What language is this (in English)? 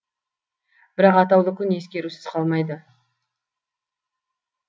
Kazakh